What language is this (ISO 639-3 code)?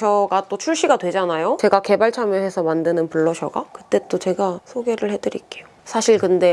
kor